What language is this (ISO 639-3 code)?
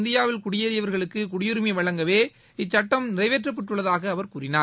tam